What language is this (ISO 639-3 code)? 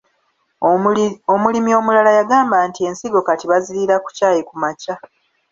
lug